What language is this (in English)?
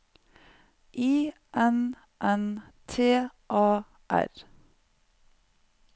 Norwegian